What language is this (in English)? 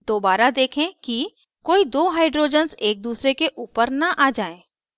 Hindi